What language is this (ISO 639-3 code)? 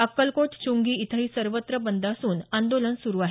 mar